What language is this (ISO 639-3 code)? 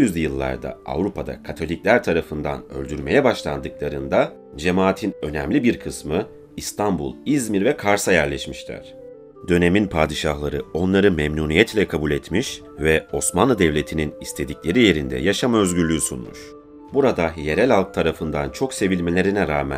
tur